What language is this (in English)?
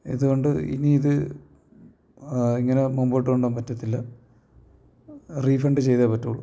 Malayalam